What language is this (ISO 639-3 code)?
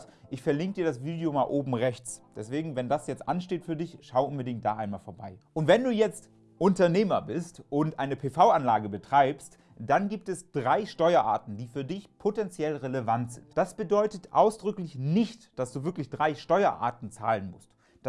deu